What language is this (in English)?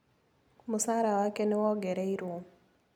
Kikuyu